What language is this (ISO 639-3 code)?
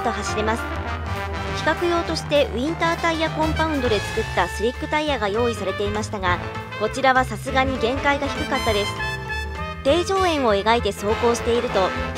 jpn